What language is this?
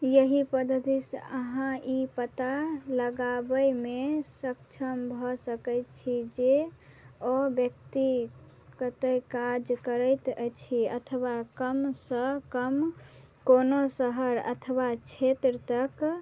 Maithili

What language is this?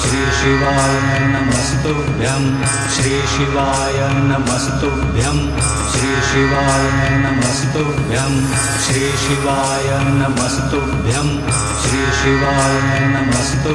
Romanian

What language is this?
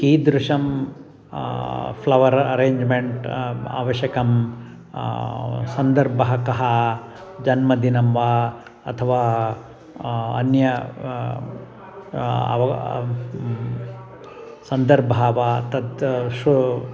Sanskrit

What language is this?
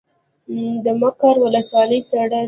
Pashto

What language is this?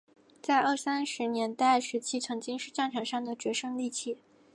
Chinese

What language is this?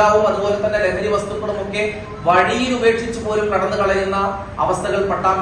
Malayalam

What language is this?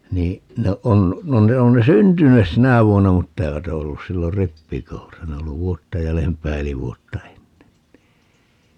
Finnish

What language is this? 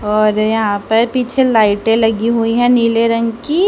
Hindi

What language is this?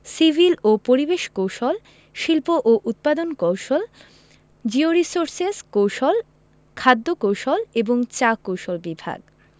Bangla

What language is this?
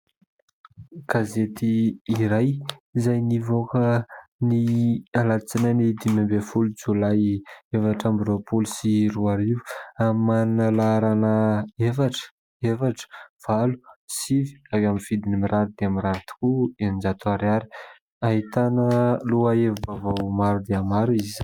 Malagasy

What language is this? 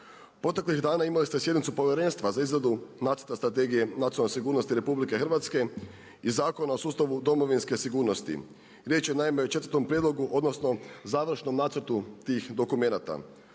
Croatian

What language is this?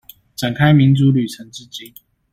Chinese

